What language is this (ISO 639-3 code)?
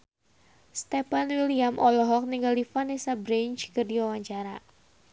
sun